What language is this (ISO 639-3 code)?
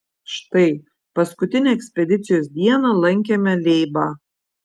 lit